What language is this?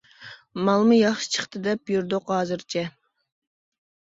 Uyghur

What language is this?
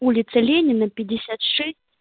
Russian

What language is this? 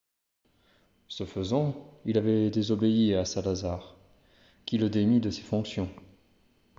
French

